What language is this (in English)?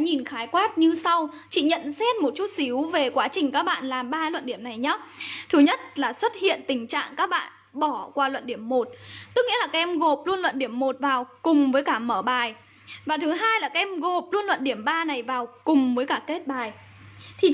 Vietnamese